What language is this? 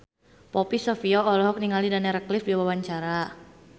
Sundanese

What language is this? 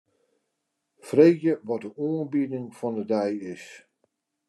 Western Frisian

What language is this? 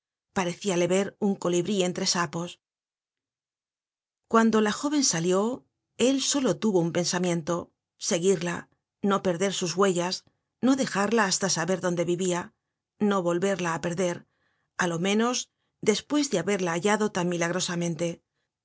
Spanish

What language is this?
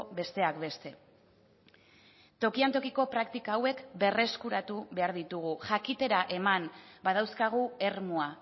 Basque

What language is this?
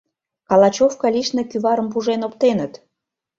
Mari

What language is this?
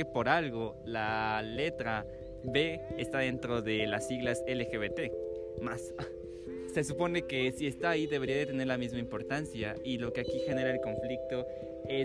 Spanish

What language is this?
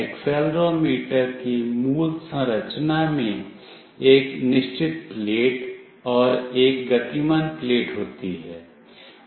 Hindi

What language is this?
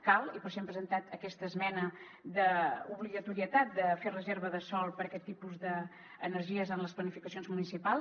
Catalan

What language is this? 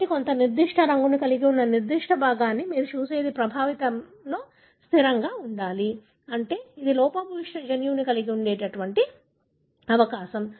Telugu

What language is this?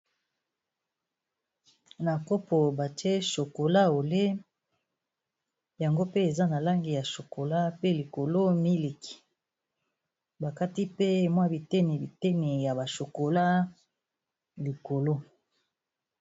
Lingala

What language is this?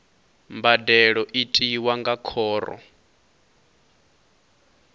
Venda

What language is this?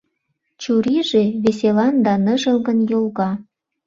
Mari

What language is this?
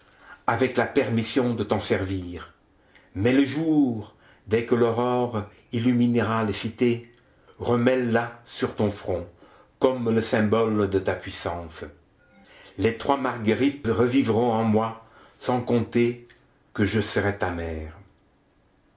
French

